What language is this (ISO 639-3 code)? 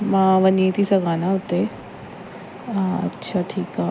snd